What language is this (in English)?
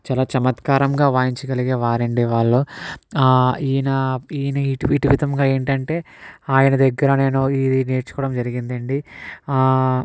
Telugu